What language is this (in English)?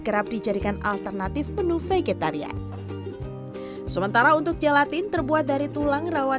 Indonesian